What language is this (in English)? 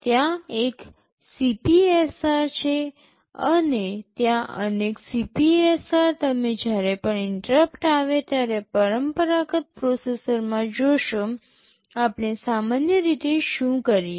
Gujarati